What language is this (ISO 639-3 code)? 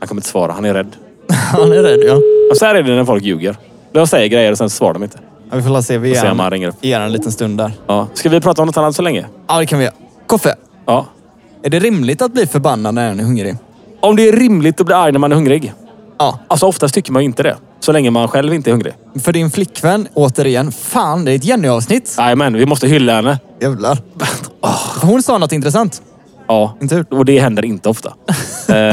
swe